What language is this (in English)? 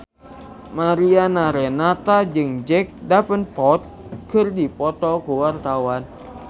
Sundanese